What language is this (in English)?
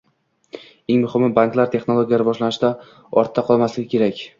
Uzbek